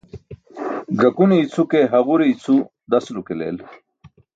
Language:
Burushaski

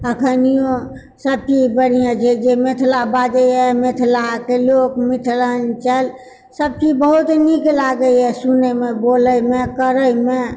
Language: Maithili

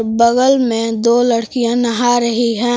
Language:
Hindi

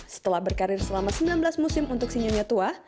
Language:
Indonesian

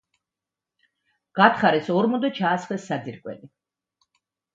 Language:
Georgian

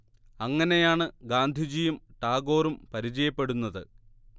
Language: Malayalam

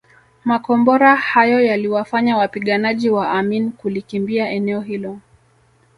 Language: Swahili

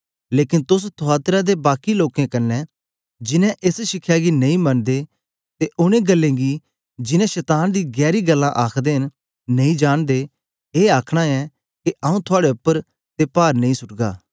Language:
Dogri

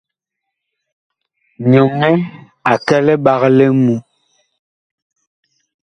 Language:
Bakoko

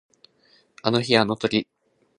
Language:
Japanese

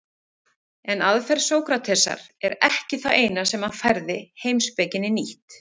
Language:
Icelandic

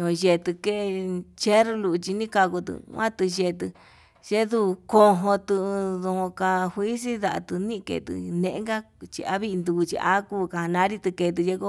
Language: Yutanduchi Mixtec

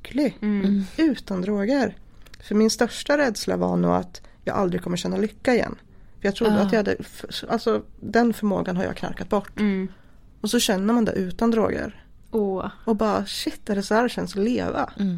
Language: Swedish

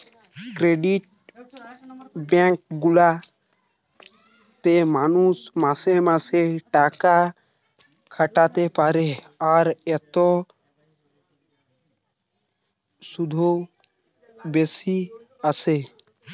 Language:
Bangla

